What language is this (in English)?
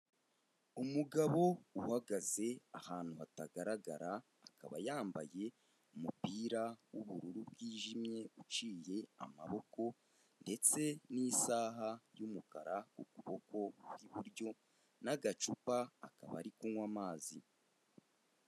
Kinyarwanda